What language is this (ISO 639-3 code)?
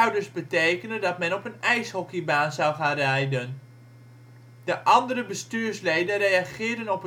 nld